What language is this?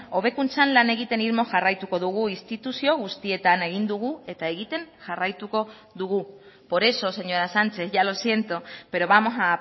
Basque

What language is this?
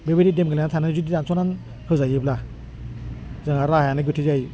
Bodo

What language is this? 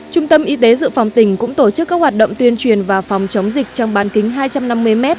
Vietnamese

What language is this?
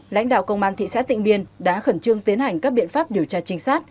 Vietnamese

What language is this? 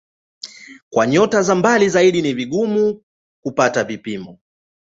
Swahili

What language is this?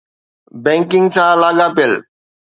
Sindhi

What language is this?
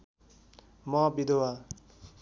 Nepali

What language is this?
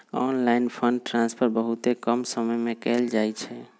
Magahi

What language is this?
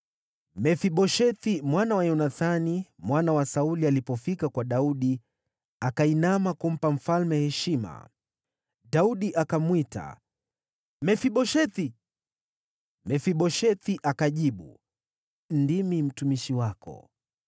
Swahili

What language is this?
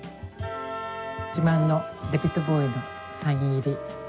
Japanese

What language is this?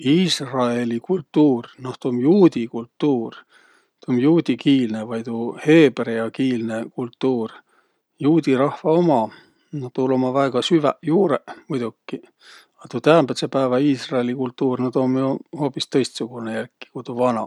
Võro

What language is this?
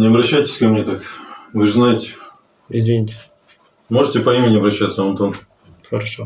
Russian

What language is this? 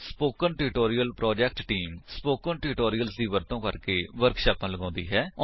Punjabi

